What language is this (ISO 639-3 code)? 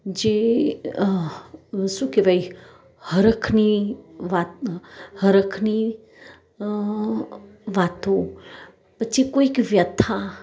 guj